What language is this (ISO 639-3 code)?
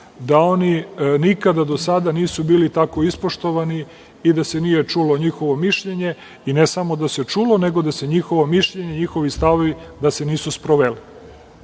srp